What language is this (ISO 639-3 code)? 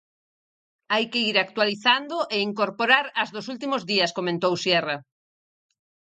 glg